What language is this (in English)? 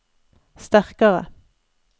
Norwegian